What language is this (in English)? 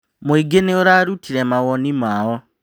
Kikuyu